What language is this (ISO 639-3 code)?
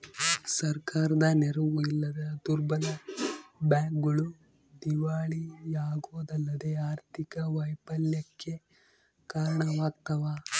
kan